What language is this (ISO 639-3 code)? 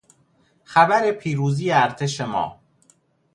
fas